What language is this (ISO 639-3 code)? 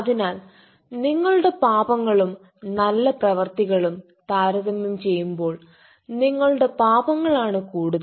mal